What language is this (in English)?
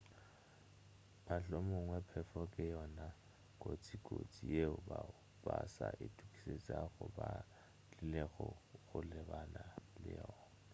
Northern Sotho